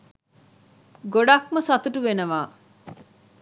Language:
Sinhala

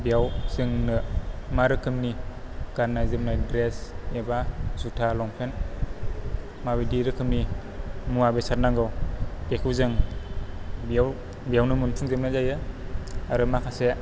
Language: Bodo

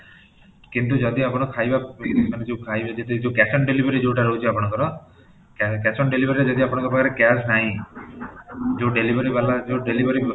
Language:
Odia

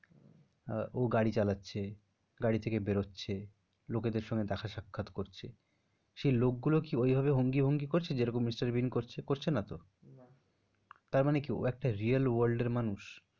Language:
Bangla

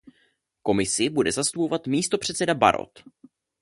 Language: Czech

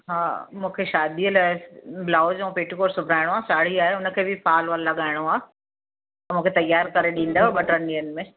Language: Sindhi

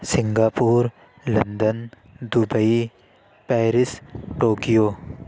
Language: Urdu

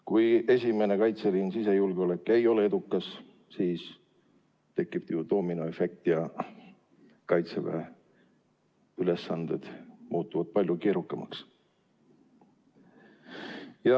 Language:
Estonian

